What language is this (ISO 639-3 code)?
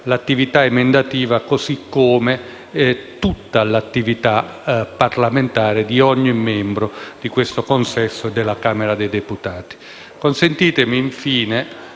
ita